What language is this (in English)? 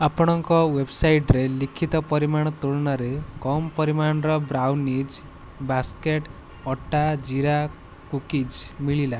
Odia